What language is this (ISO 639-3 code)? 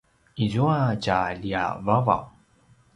pwn